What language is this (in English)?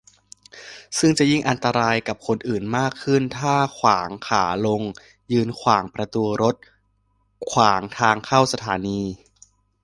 Thai